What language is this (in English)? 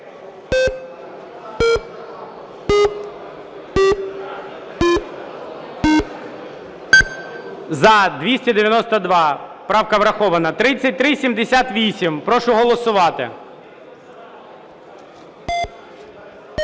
Ukrainian